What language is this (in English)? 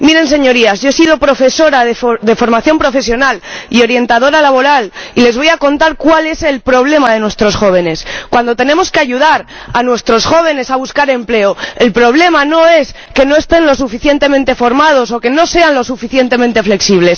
Spanish